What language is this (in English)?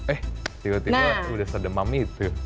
Indonesian